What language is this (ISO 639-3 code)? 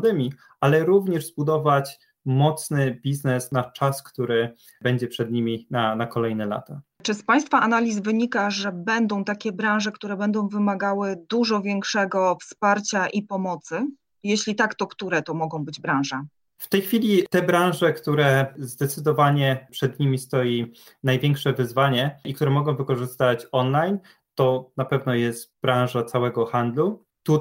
pol